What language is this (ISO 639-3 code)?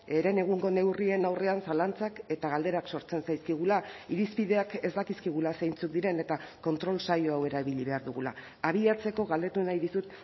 eus